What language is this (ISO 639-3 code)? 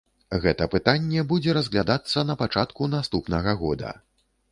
bel